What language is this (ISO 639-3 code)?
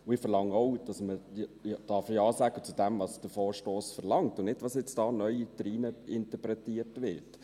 gsw